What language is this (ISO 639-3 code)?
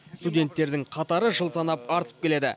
kaz